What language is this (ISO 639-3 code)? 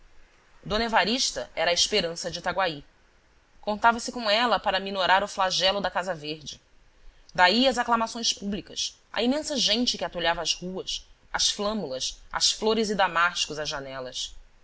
por